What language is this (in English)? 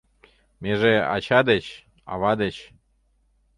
Mari